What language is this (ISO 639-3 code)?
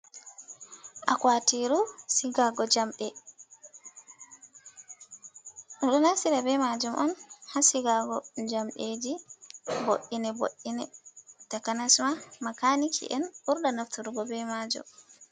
ful